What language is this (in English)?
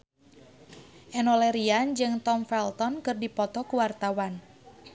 Sundanese